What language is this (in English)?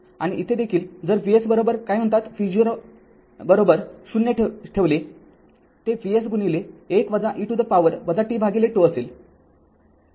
Marathi